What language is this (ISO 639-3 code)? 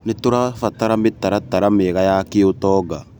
kik